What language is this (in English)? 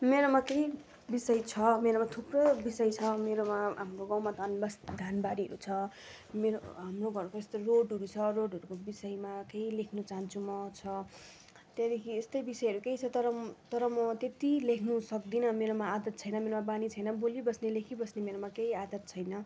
Nepali